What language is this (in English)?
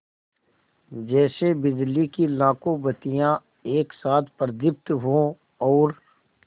Hindi